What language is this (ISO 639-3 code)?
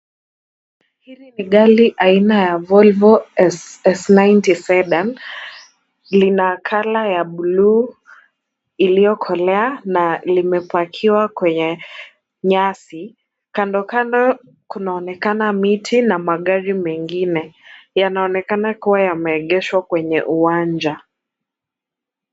swa